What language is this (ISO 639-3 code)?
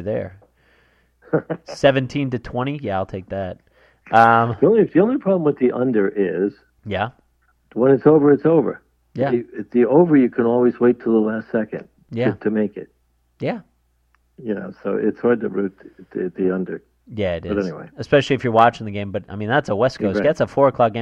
eng